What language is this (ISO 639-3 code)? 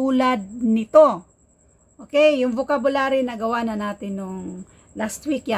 fil